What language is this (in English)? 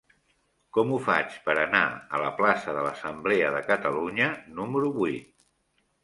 Catalan